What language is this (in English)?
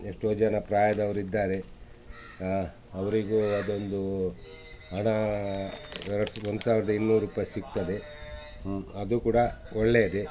Kannada